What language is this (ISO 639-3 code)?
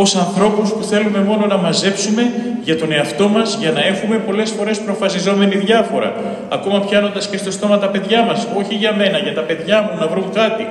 ell